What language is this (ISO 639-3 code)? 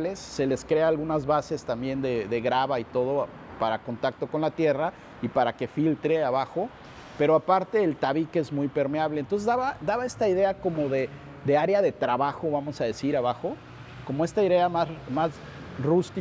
spa